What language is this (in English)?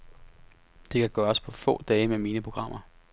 Danish